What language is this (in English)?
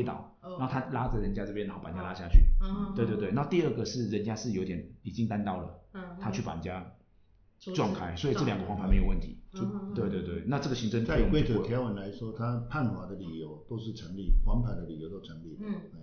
Chinese